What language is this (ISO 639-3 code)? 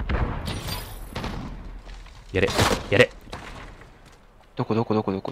jpn